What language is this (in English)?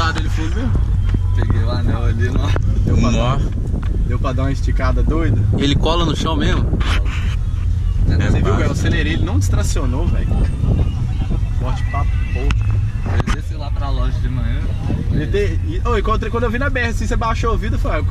Portuguese